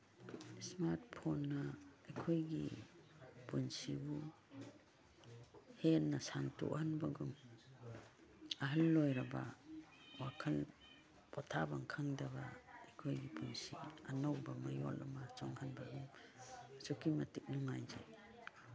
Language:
Manipuri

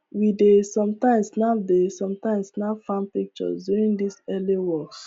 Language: Nigerian Pidgin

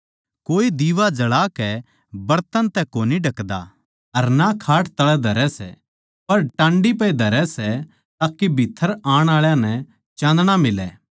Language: Haryanvi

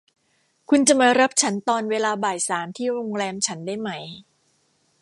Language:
Thai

